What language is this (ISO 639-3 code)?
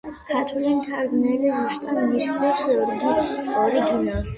kat